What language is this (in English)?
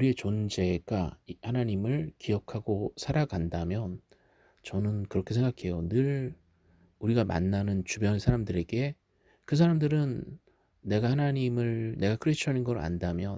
Korean